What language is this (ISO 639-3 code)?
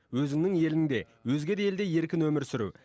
kaz